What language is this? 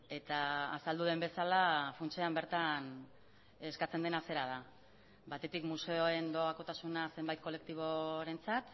Basque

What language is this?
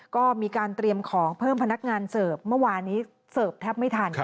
Thai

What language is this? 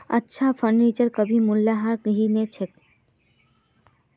Magahi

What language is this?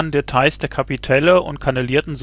German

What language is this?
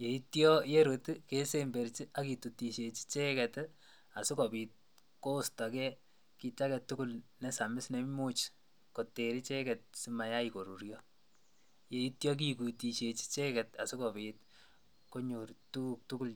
Kalenjin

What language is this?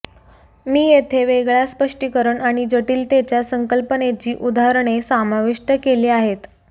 Marathi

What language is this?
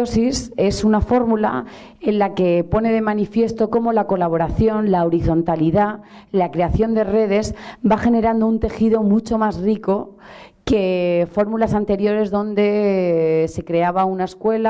Spanish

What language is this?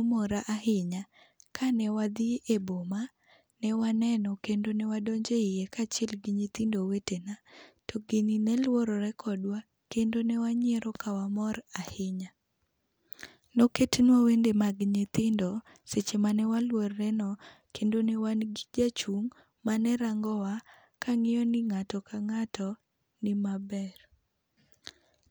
Luo (Kenya and Tanzania)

